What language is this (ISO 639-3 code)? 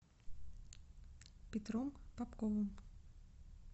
rus